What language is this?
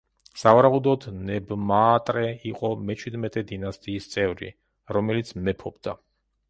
Georgian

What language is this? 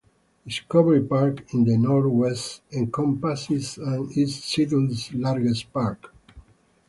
English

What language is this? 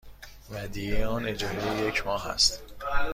Persian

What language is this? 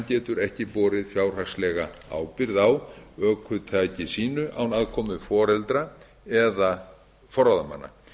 Icelandic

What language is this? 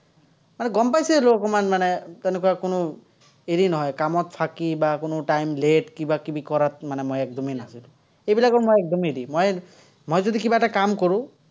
Assamese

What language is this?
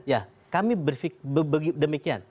Indonesian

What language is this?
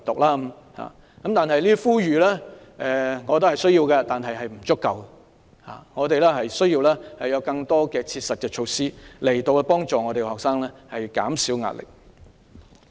Cantonese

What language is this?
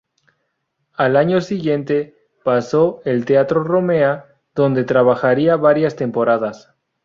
Spanish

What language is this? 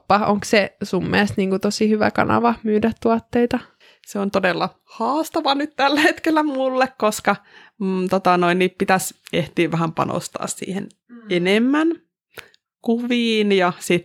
Finnish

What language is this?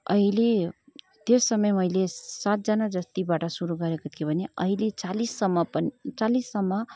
Nepali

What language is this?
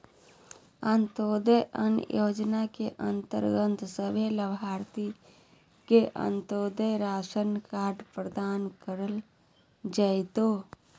Magahi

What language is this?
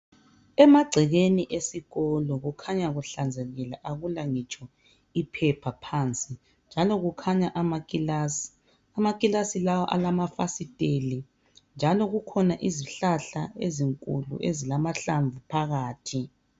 North Ndebele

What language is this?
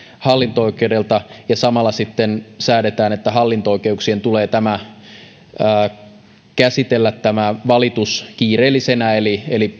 Finnish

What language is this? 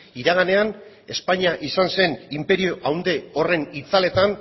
Basque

